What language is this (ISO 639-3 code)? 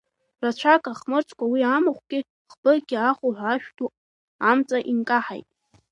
abk